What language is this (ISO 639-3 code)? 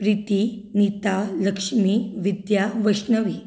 kok